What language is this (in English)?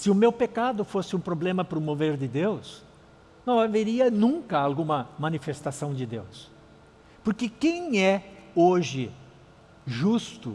Portuguese